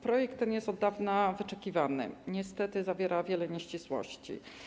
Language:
Polish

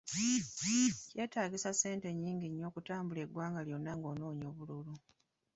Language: Ganda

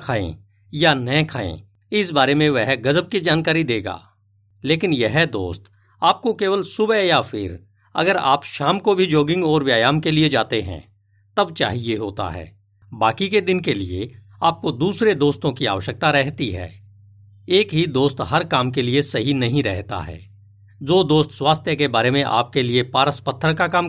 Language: Hindi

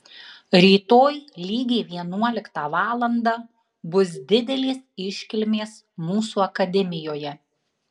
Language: Lithuanian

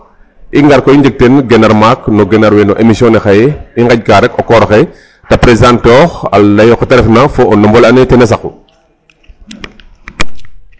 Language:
Serer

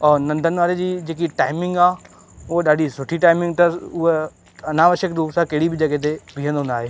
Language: Sindhi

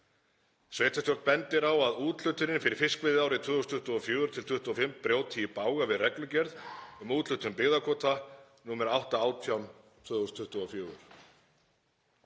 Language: Icelandic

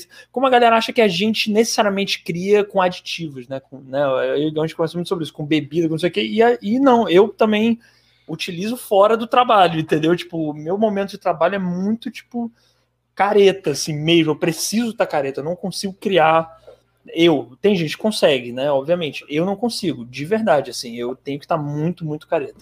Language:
Portuguese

